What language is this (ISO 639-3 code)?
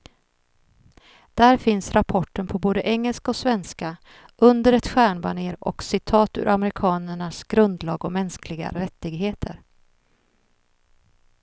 swe